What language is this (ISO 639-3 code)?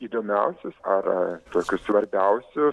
lit